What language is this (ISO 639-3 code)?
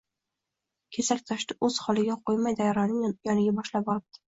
uzb